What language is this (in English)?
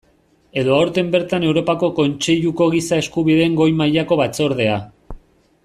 Basque